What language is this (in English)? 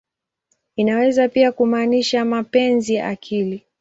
Swahili